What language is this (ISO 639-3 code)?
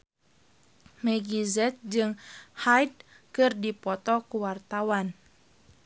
sun